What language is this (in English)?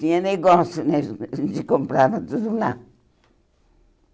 Portuguese